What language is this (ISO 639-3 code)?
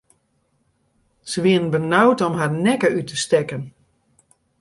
fry